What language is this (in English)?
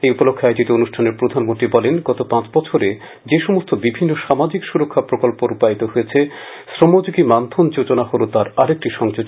Bangla